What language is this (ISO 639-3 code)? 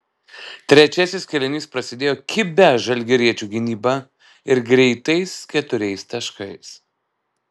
lit